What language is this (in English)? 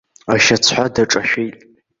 Abkhazian